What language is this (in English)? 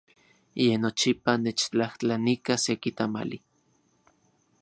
Central Puebla Nahuatl